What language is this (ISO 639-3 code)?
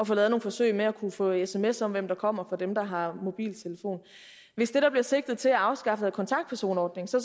dan